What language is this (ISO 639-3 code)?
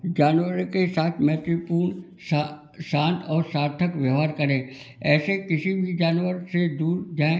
hin